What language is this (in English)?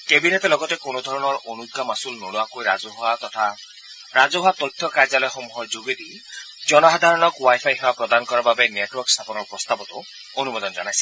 Assamese